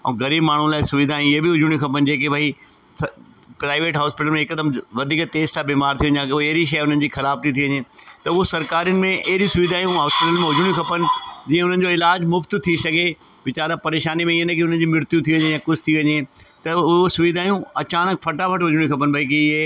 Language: Sindhi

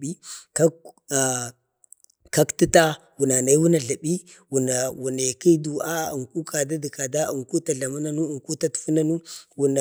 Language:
Bade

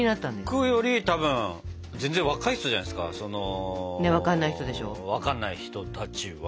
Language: Japanese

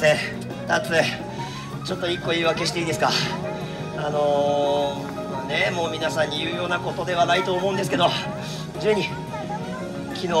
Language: Japanese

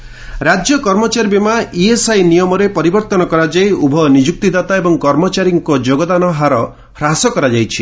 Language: Odia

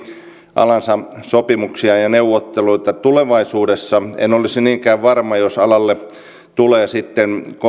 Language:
Finnish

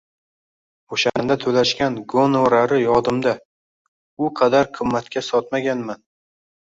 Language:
Uzbek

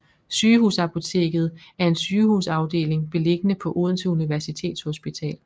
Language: Danish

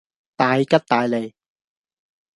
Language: Cantonese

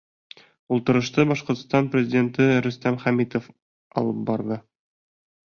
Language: Bashkir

